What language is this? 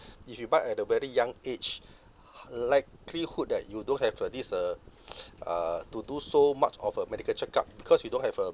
English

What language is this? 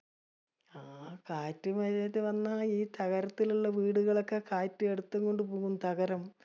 Malayalam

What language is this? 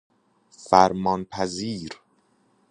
Persian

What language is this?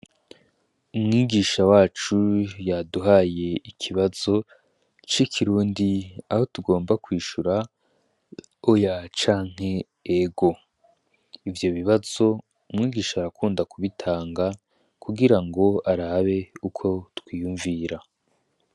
Rundi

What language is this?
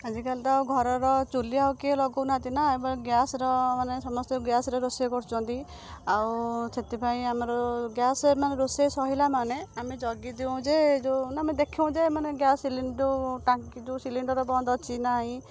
Odia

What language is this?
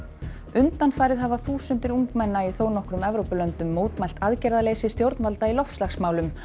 Icelandic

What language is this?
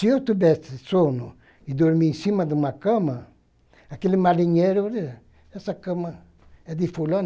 Portuguese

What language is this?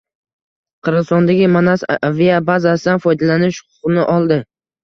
Uzbek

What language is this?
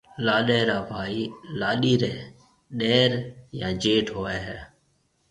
Marwari (Pakistan)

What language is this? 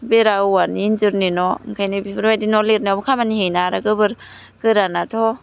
Bodo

